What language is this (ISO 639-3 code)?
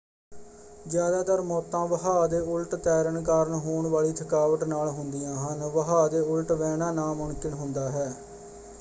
pan